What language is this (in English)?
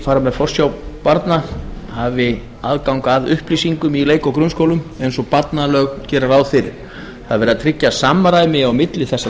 Icelandic